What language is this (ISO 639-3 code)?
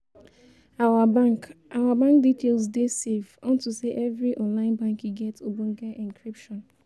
pcm